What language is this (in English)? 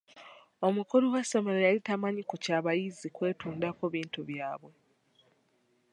Ganda